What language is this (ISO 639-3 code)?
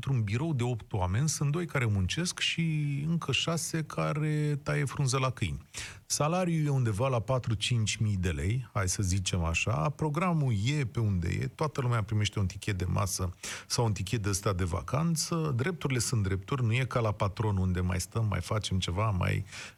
ron